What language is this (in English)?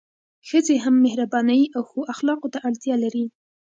Pashto